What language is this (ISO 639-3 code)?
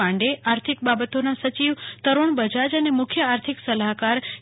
guj